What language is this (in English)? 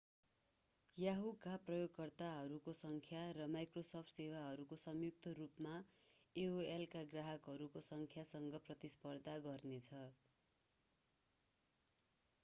Nepali